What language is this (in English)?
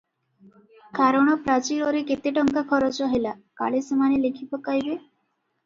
Odia